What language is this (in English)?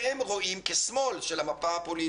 Hebrew